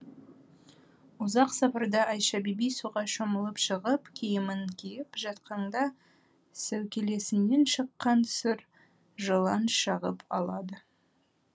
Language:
Kazakh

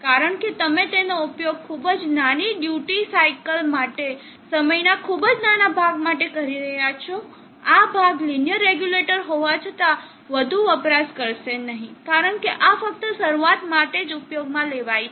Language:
Gujarati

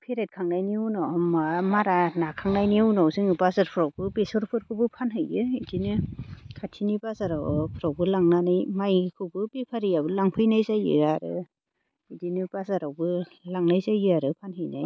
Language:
Bodo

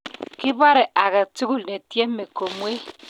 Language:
Kalenjin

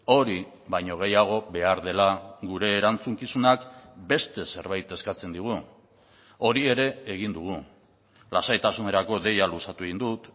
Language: Basque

